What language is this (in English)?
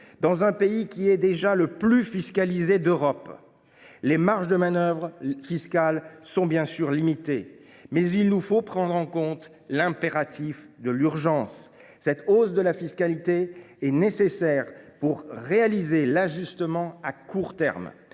French